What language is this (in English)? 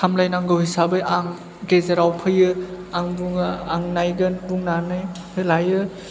Bodo